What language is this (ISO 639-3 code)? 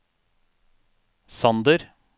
nor